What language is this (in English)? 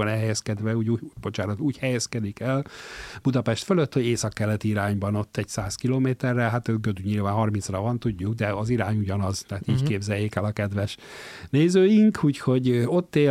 Hungarian